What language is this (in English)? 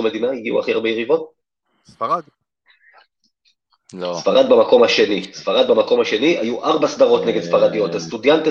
Hebrew